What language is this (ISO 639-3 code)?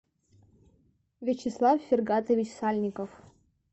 rus